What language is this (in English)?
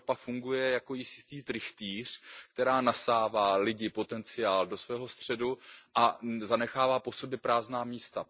Czech